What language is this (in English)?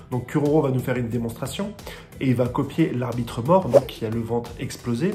French